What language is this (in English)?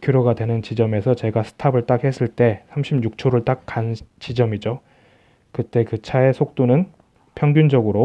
Korean